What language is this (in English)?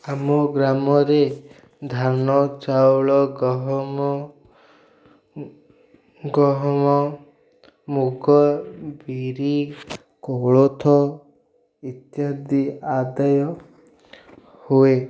Odia